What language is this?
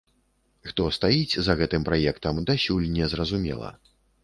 Belarusian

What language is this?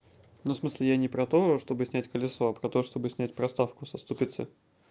Russian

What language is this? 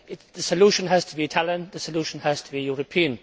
English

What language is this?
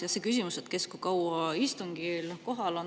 Estonian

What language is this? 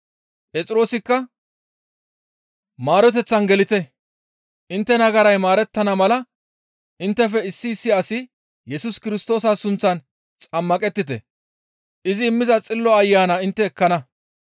Gamo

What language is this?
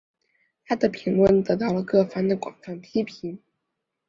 Chinese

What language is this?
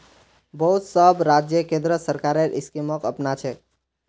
Magahi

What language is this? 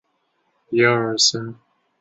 Chinese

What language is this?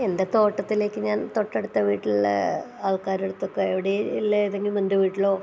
Malayalam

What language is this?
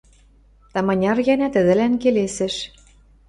Western Mari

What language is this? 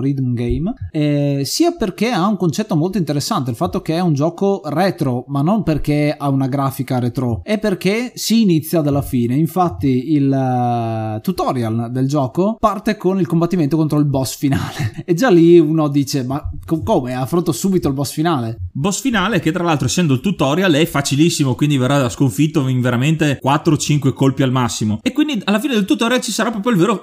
Italian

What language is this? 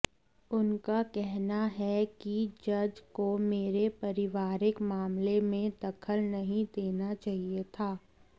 Hindi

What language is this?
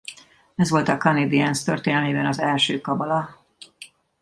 Hungarian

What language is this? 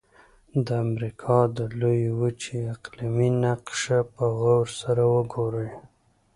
Pashto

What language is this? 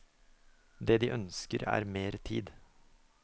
Norwegian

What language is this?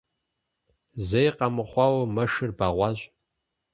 Kabardian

